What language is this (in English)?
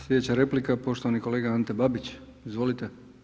Croatian